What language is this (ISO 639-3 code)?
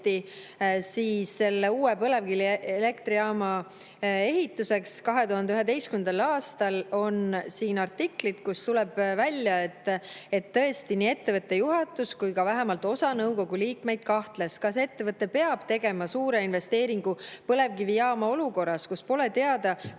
est